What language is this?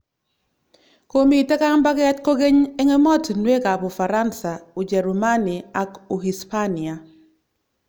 Kalenjin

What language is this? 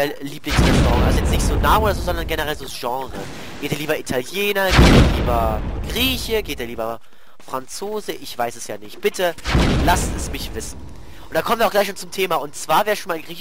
German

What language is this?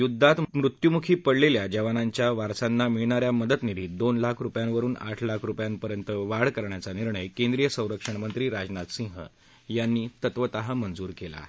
Marathi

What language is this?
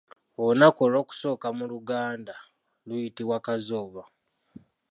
Ganda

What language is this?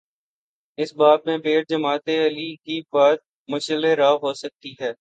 Urdu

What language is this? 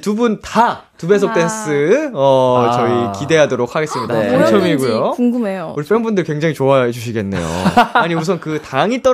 Korean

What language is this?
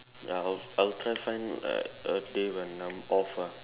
English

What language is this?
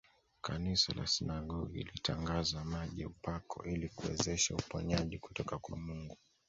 Swahili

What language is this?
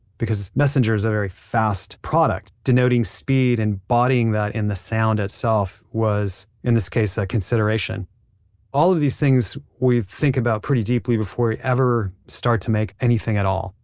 English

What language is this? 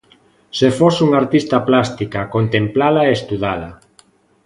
Galician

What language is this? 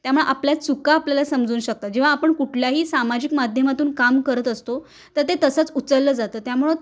Marathi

